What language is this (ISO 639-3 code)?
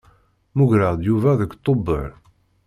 kab